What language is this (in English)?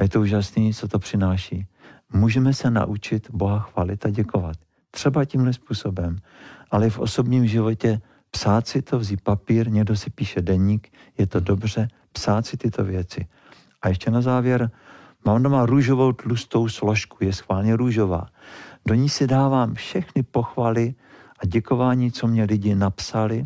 Czech